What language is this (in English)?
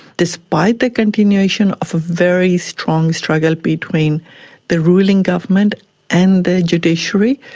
English